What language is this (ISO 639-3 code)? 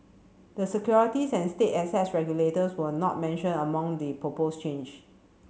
eng